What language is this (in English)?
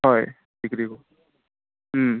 Assamese